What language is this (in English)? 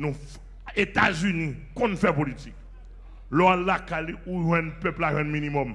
French